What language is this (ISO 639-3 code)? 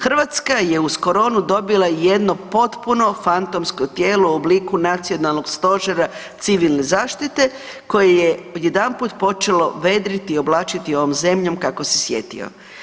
hrv